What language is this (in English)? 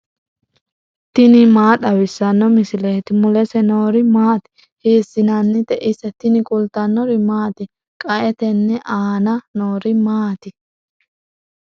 Sidamo